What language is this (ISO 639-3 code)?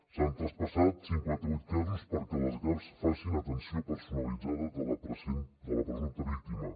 cat